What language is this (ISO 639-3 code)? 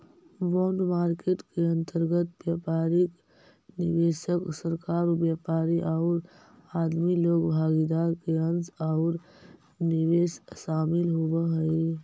mag